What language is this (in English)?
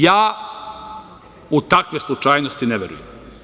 Serbian